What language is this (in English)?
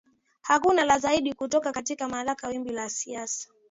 Swahili